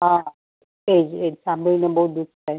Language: Gujarati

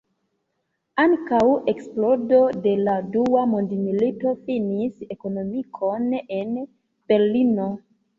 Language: Esperanto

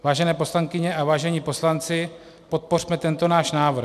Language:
Czech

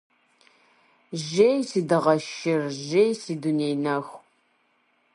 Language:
Kabardian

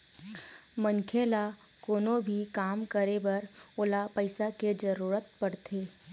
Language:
Chhattisgarhi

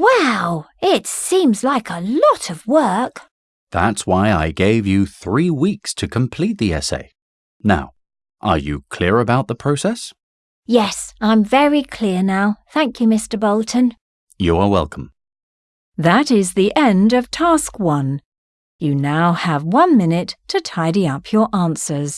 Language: English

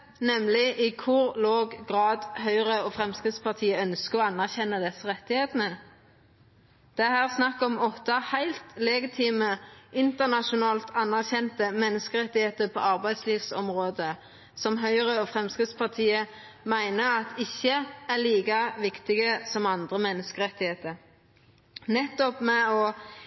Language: Norwegian Nynorsk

